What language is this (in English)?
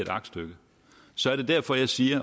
Danish